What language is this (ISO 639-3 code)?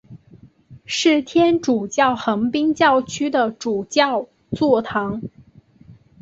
zho